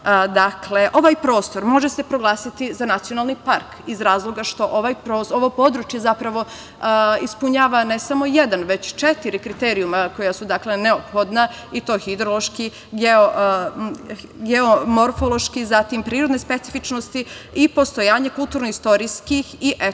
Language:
Serbian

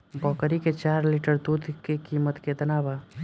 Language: Bhojpuri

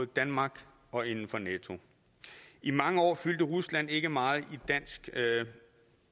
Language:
Danish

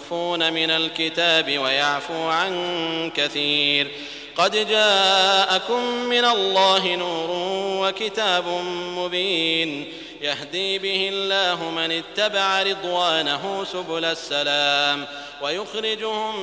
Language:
Arabic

